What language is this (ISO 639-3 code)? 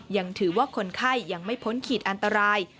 tha